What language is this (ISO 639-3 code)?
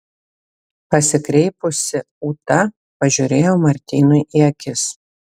lit